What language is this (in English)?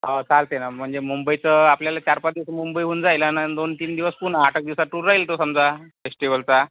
Marathi